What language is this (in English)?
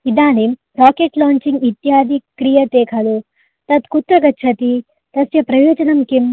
Sanskrit